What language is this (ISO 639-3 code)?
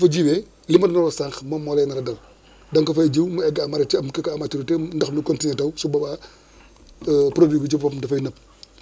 wol